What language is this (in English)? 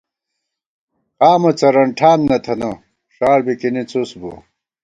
Gawar-Bati